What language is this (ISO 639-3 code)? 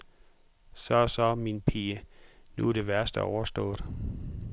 dan